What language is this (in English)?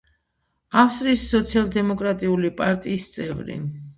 Georgian